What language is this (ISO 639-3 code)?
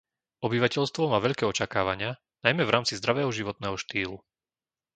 slk